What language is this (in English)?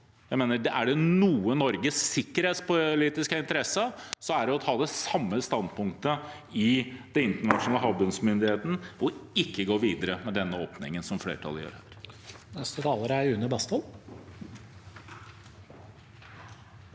Norwegian